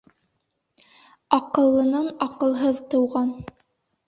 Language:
Bashkir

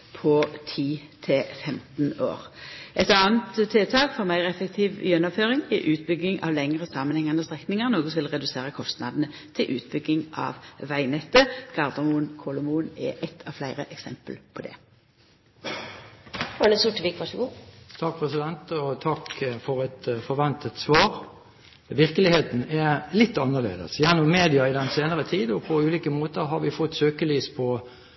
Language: Norwegian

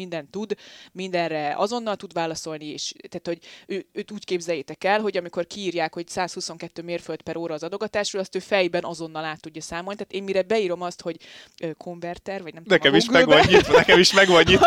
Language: Hungarian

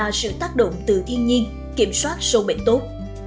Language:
Vietnamese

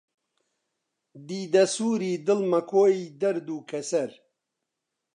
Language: Central Kurdish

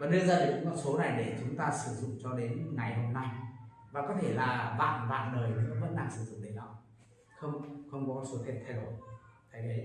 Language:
Vietnamese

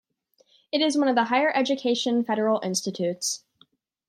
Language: English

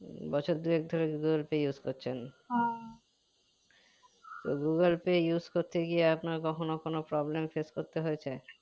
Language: Bangla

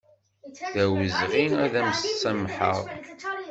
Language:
Kabyle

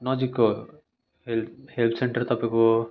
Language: Nepali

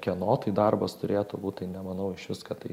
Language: Lithuanian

